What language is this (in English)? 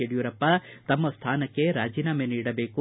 Kannada